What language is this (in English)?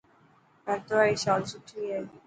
Dhatki